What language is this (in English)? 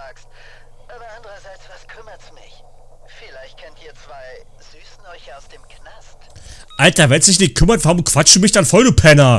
German